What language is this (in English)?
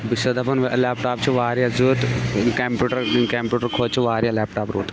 Kashmiri